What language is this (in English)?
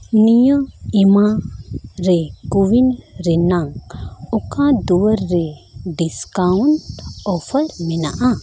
Santali